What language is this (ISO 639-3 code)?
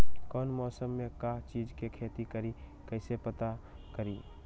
mag